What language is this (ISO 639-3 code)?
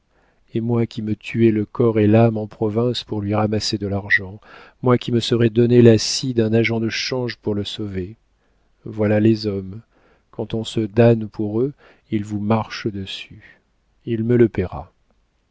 fra